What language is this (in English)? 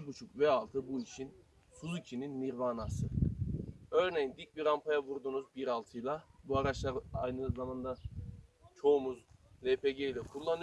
Turkish